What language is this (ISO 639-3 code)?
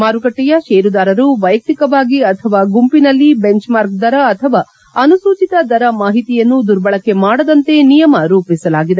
kan